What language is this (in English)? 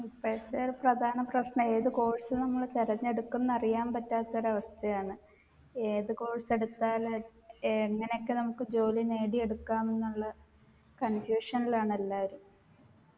Malayalam